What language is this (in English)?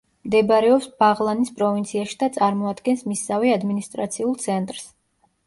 Georgian